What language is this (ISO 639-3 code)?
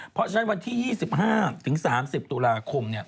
tha